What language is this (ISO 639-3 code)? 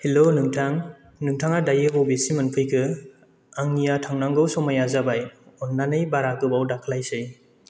brx